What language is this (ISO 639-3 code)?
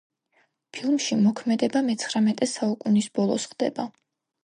kat